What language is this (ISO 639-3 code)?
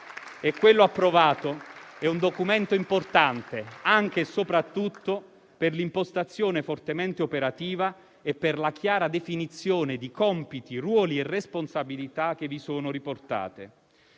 ita